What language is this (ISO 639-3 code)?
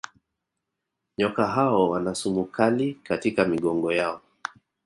swa